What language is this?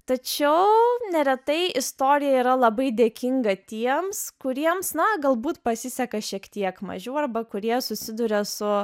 Lithuanian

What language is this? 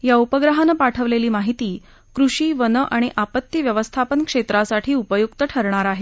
Marathi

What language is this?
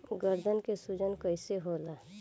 Bhojpuri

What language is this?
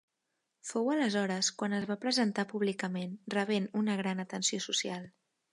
Catalan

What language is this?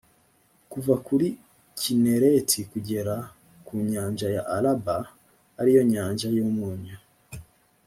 Kinyarwanda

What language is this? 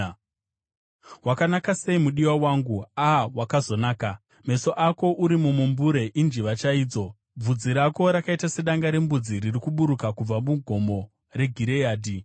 Shona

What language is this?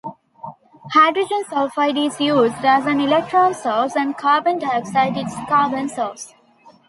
English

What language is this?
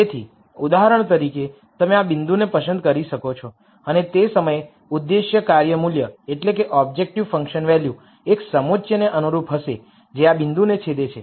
Gujarati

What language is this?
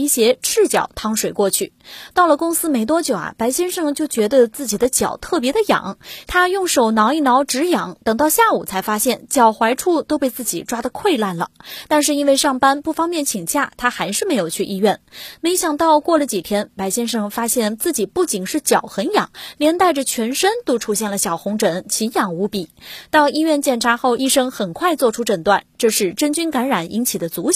Chinese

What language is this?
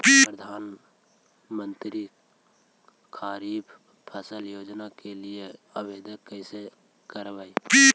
Magahi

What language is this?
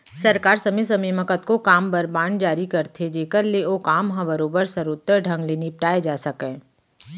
Chhattisgarhi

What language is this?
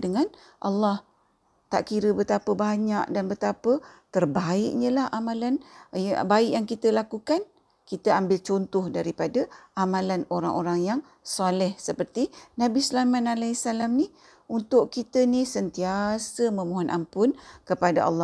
Malay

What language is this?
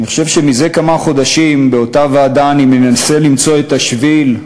Hebrew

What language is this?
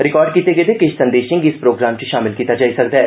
Dogri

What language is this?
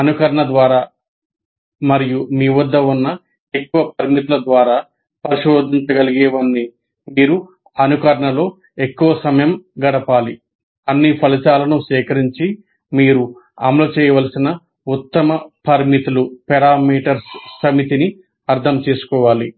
Telugu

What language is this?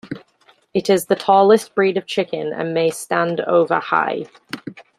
English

